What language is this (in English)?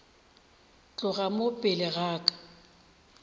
Northern Sotho